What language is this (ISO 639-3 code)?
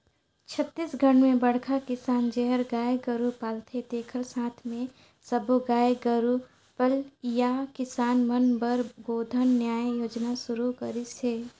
hne